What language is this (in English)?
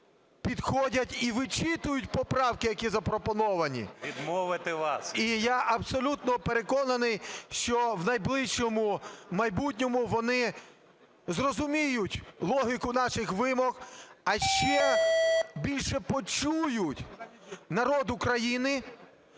Ukrainian